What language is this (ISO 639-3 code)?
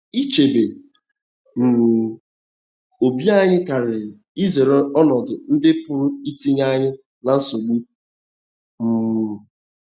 ibo